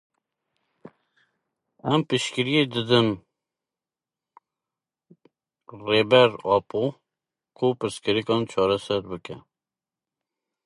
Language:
Kurdish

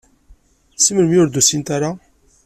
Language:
Kabyle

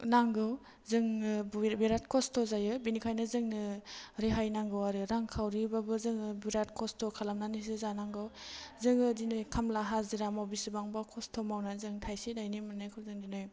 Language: Bodo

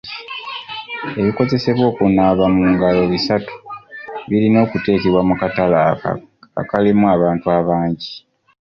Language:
Ganda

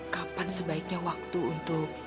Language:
Indonesian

